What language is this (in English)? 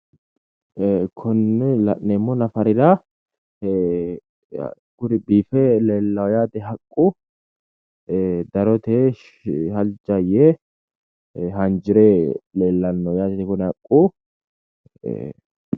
Sidamo